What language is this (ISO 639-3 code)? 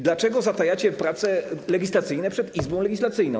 pol